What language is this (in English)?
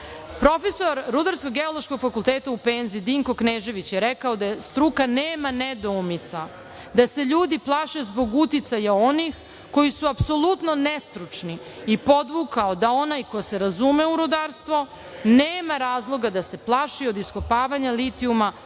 Serbian